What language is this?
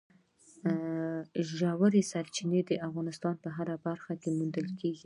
Pashto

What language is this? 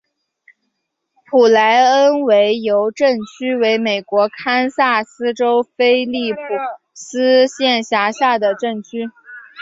Chinese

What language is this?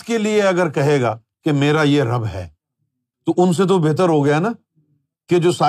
Urdu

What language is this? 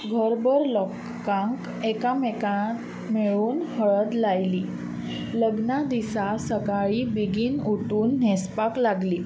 Konkani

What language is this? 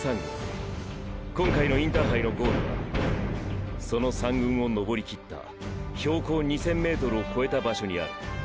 Japanese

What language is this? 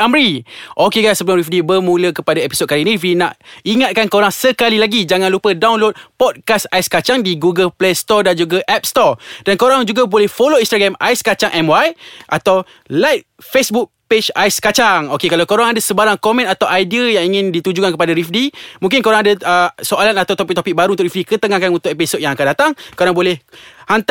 Malay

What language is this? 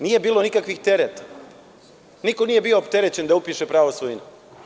Serbian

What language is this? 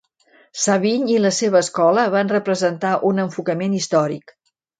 Catalan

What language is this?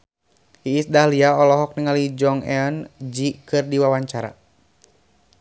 Sundanese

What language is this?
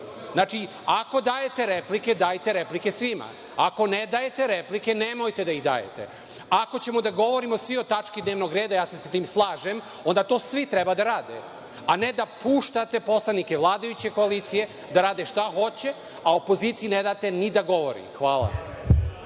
Serbian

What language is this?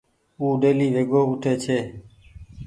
Goaria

